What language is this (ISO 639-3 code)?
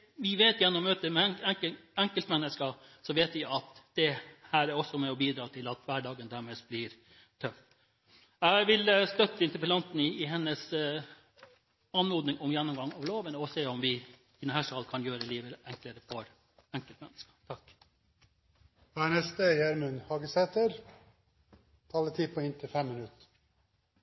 nor